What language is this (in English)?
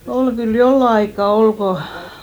Finnish